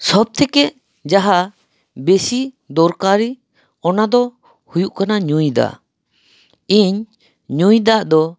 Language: Santali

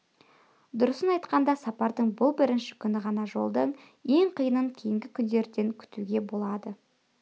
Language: Kazakh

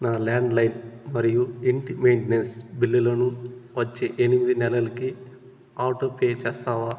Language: Telugu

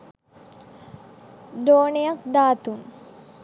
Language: Sinhala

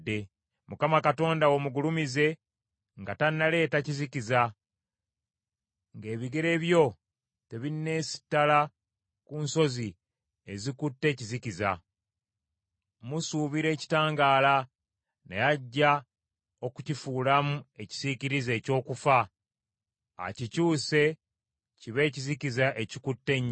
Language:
Ganda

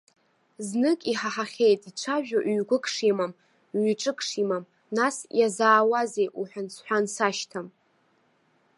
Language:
Abkhazian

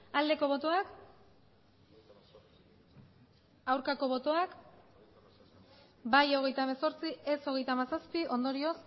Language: Basque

